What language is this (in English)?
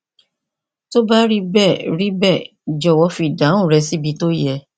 Yoruba